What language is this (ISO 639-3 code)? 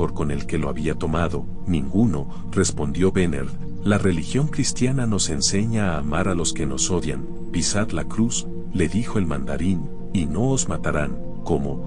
spa